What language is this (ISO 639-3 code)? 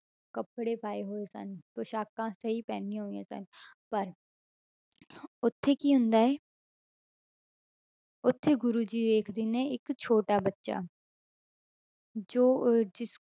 pan